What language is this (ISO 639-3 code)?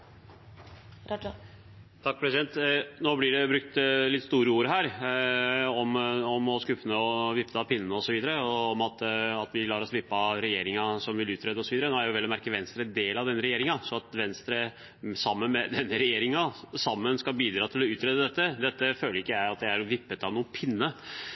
nob